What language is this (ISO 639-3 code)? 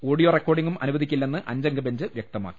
mal